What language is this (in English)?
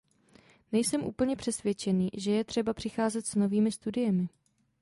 Czech